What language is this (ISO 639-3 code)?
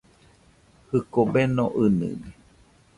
hux